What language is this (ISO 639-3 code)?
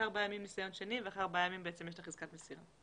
heb